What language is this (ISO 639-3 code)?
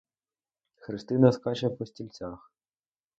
ukr